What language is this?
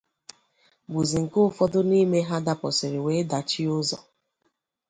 Igbo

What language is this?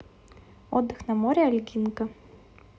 Russian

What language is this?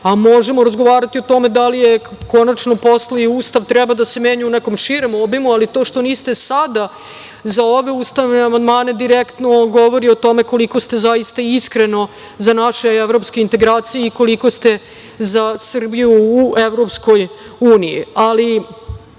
Serbian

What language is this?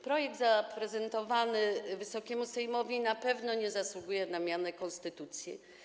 Polish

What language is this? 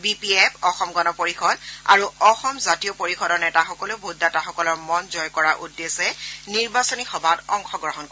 Assamese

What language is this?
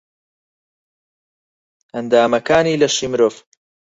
Central Kurdish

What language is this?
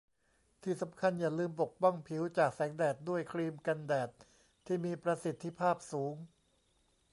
Thai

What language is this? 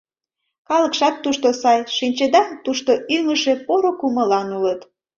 Mari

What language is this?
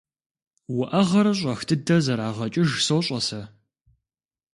Kabardian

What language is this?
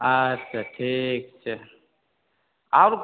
Maithili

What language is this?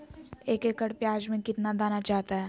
Magahi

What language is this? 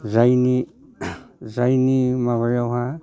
Bodo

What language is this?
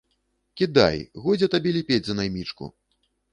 Belarusian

